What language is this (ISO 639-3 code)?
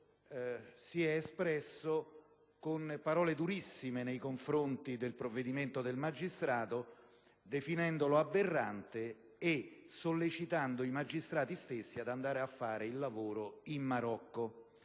ita